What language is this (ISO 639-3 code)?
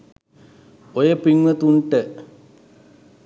sin